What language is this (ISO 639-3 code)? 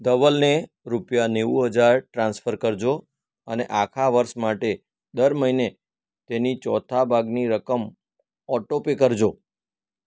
guj